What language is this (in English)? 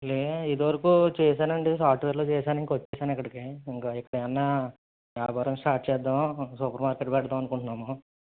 Telugu